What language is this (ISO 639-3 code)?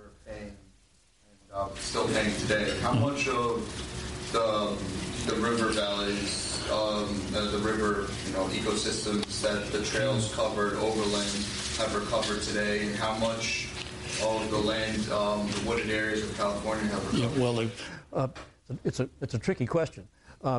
eng